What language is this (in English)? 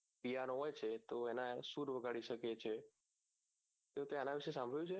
Gujarati